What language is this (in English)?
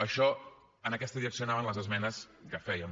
Catalan